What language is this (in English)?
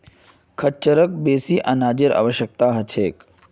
Magahi